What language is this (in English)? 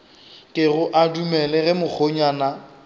Northern Sotho